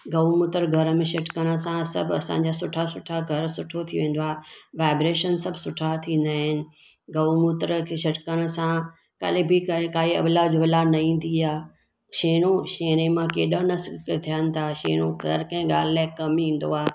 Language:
Sindhi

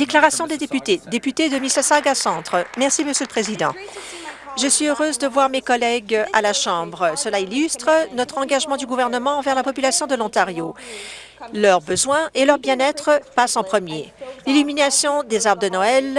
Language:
French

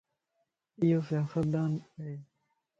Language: Lasi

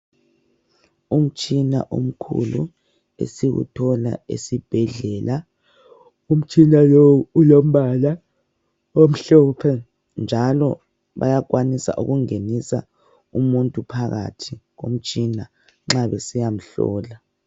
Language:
North Ndebele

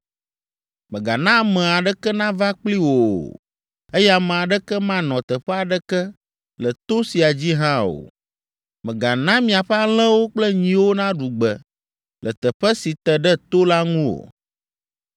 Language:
Ewe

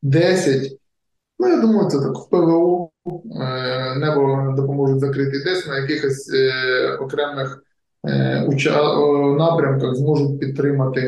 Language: Ukrainian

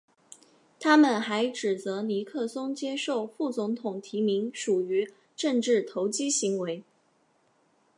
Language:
Chinese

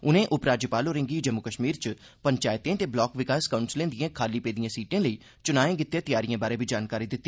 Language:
Dogri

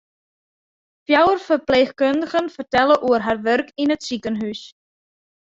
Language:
Western Frisian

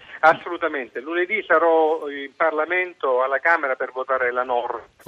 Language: Italian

